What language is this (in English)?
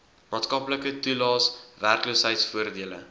Afrikaans